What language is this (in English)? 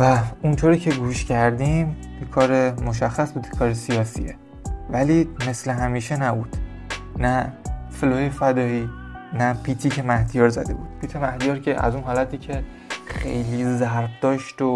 Persian